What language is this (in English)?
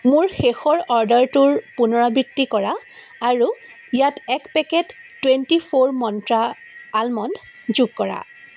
Assamese